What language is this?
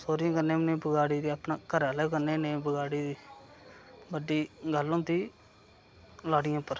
Dogri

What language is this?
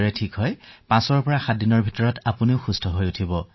Assamese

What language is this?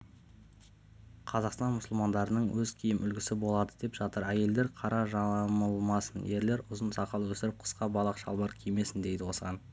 Kazakh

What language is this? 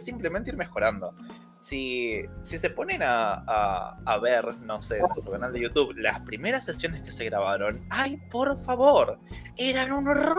Spanish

